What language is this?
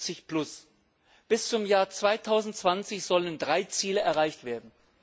German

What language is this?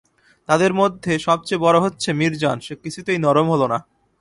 Bangla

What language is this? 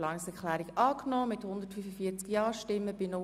Swiss German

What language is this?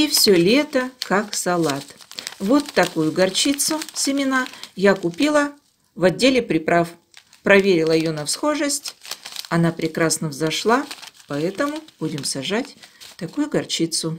Russian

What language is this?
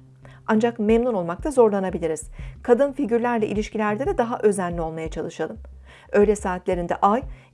Turkish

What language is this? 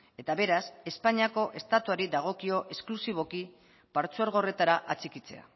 Basque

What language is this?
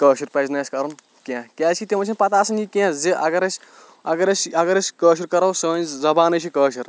Kashmiri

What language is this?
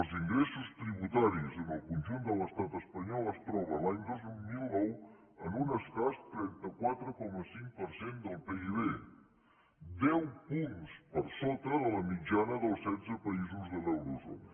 Catalan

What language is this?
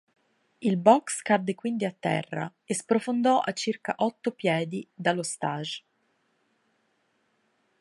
Italian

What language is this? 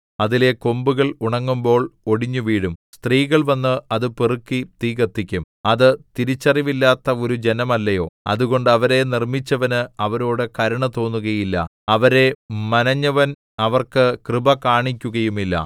Malayalam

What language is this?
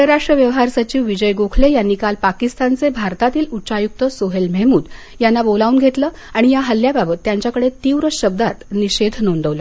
Marathi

